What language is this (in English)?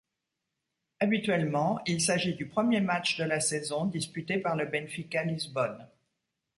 French